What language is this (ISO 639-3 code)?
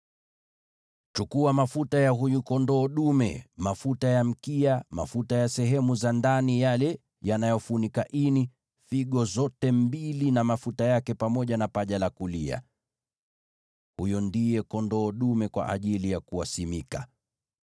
swa